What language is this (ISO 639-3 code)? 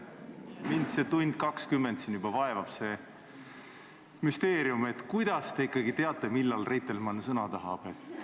est